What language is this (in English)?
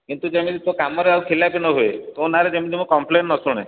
Odia